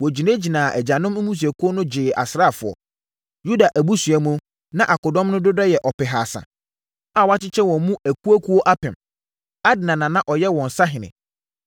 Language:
Akan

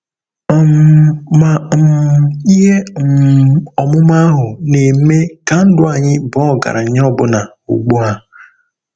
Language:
Igbo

